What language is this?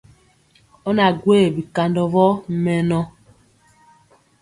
Mpiemo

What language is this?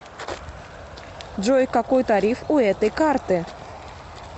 Russian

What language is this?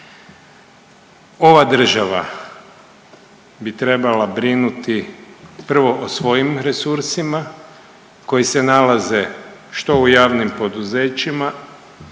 Croatian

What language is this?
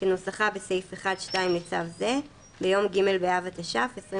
Hebrew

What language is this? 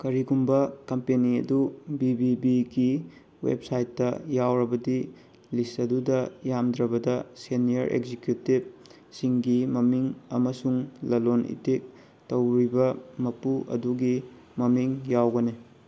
Manipuri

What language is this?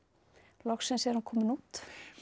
Icelandic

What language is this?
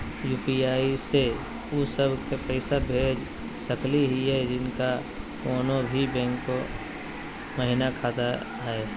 Magahi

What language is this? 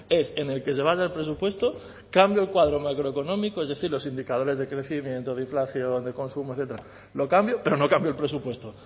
Spanish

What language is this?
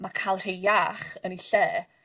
Welsh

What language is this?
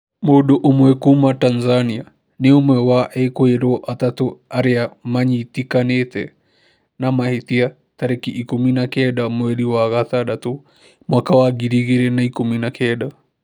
Kikuyu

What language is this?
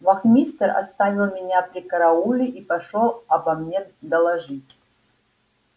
Russian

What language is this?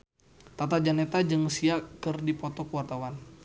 Sundanese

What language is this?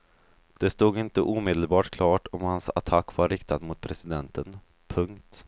Swedish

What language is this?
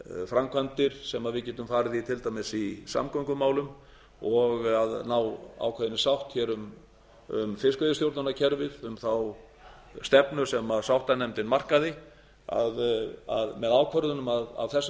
Icelandic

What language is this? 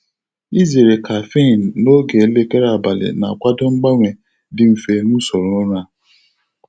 Igbo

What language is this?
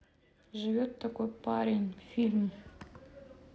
Russian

